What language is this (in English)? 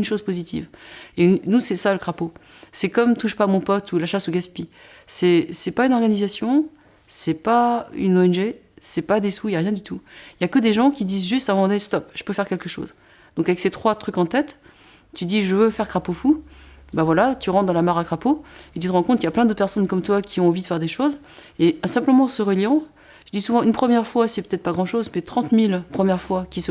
French